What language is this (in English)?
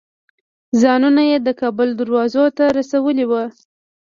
Pashto